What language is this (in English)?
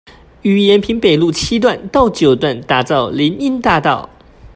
Chinese